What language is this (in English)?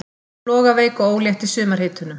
Icelandic